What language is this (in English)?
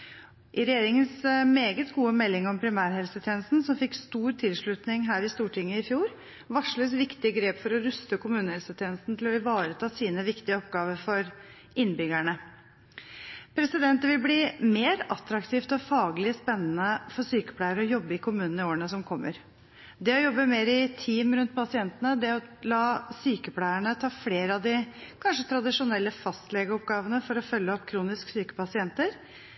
Norwegian Bokmål